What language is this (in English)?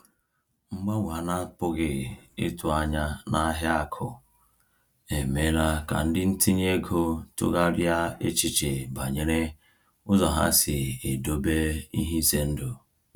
Igbo